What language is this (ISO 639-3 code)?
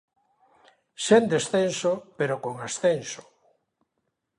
glg